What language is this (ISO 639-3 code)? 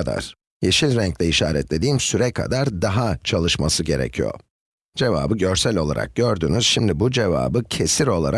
tur